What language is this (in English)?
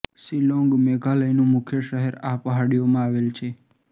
Gujarati